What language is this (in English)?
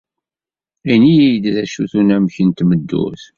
Kabyle